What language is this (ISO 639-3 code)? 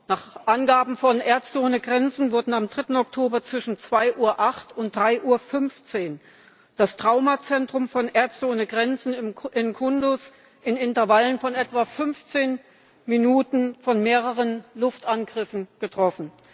deu